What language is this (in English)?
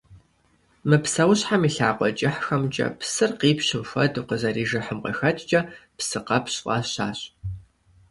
Kabardian